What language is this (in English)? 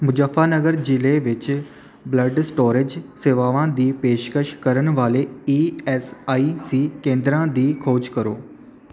Punjabi